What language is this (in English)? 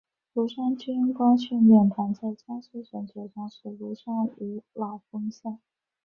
Chinese